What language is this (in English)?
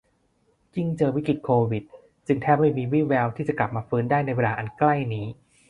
Thai